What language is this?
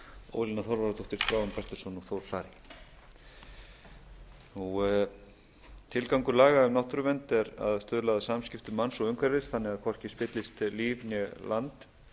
Icelandic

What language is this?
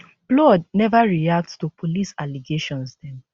Nigerian Pidgin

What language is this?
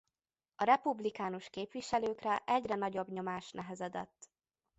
Hungarian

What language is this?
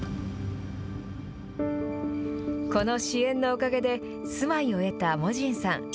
Japanese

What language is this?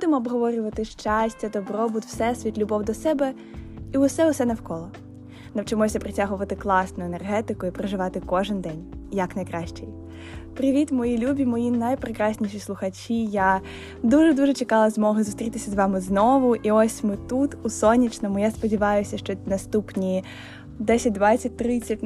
Ukrainian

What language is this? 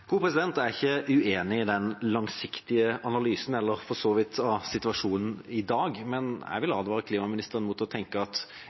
Norwegian Bokmål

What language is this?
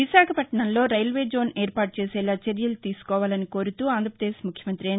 Telugu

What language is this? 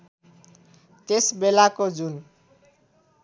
Nepali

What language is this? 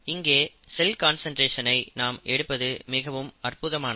Tamil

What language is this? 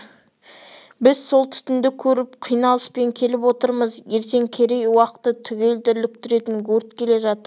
Kazakh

